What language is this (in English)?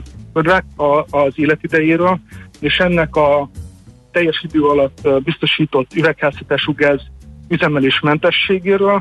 Hungarian